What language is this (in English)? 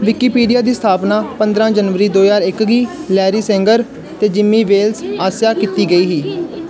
Dogri